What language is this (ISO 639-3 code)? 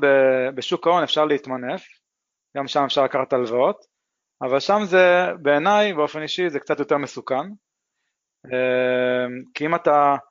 heb